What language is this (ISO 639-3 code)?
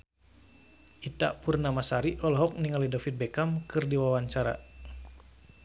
sun